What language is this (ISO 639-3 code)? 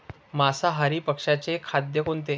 mar